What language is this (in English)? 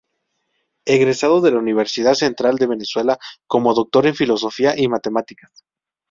Spanish